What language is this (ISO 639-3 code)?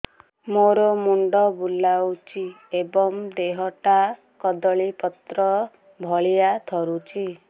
ori